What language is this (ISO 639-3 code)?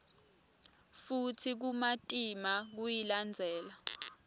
ssw